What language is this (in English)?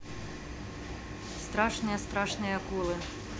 Russian